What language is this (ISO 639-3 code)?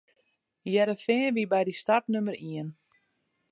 fry